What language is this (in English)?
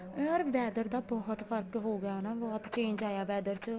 Punjabi